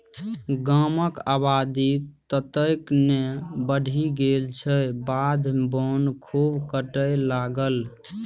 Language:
Maithili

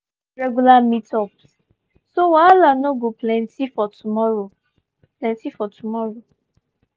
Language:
Nigerian Pidgin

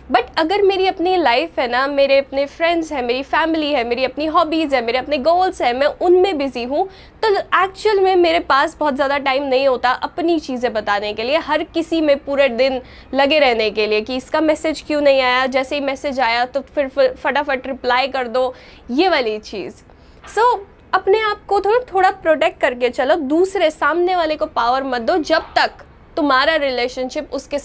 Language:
Hindi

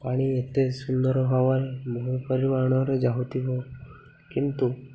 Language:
Odia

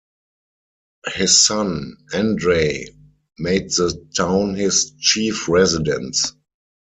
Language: English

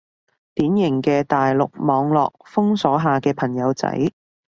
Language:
Cantonese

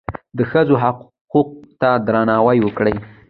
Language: Pashto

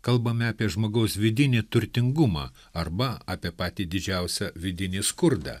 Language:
Lithuanian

